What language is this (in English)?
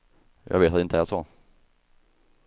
Swedish